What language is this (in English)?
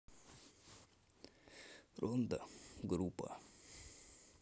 Russian